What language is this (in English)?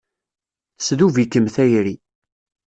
Kabyle